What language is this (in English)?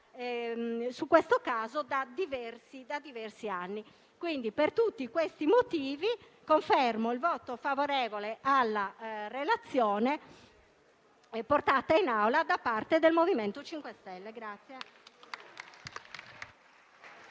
Italian